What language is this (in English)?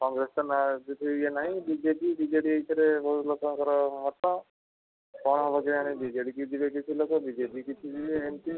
Odia